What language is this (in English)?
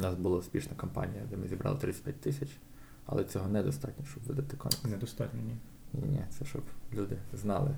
Ukrainian